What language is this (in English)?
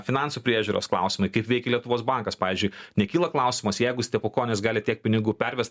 Lithuanian